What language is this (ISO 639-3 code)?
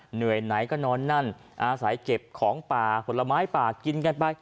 tha